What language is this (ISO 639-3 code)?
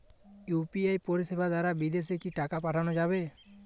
ben